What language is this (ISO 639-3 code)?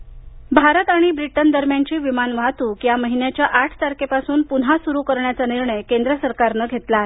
mar